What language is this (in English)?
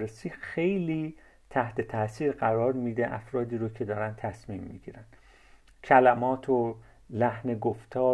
Persian